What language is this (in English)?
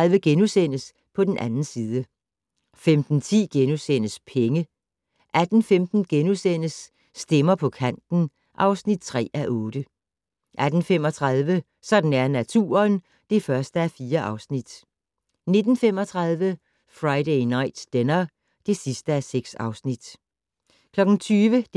Danish